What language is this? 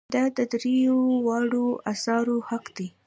Pashto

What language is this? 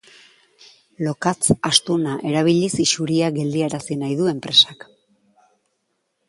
Basque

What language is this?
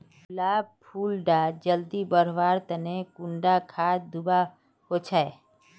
Magahi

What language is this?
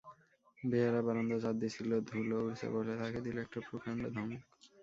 Bangla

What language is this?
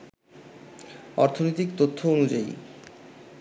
Bangla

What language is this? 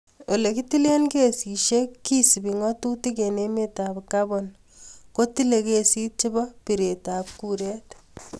Kalenjin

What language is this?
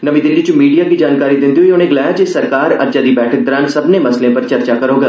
Dogri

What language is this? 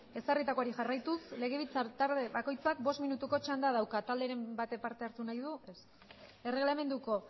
Basque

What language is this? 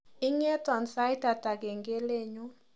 Kalenjin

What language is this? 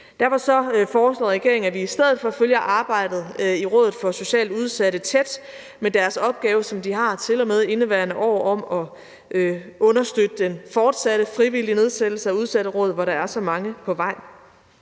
Danish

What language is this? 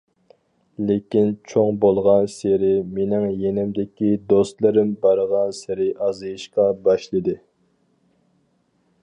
Uyghur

